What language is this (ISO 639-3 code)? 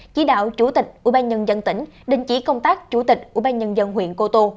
vie